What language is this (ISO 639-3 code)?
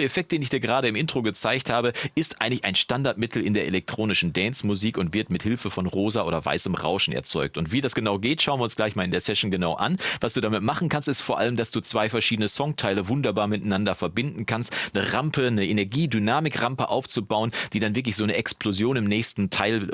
deu